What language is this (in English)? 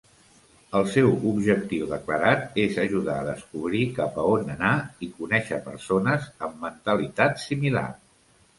Catalan